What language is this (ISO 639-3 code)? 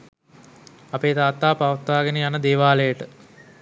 sin